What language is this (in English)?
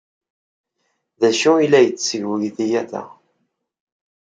Kabyle